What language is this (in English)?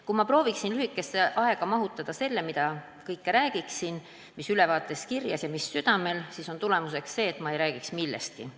Estonian